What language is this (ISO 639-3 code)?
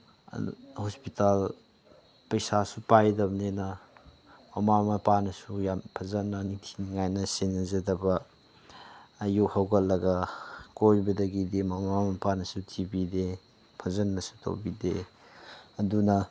mni